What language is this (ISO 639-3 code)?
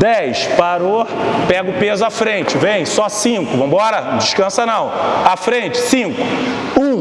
por